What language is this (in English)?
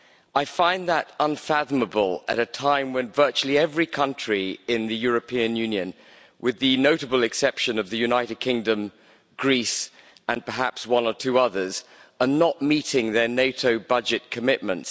English